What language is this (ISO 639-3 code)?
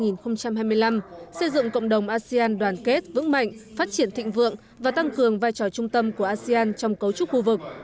vie